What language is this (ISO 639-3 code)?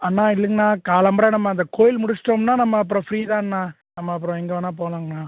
tam